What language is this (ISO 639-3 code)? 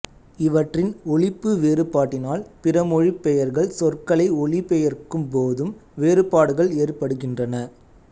tam